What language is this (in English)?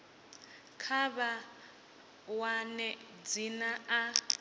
Venda